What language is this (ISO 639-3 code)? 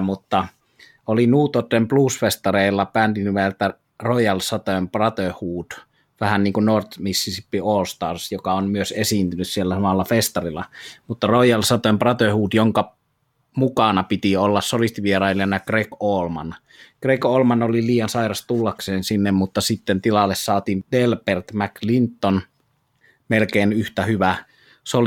fin